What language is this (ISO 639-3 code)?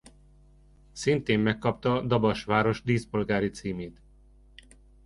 hun